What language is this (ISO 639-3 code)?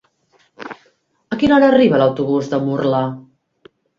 cat